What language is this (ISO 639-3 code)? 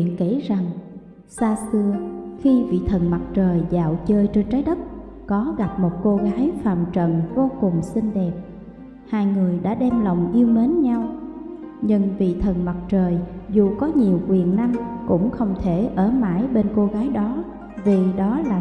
vie